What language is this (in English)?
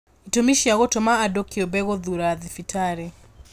Kikuyu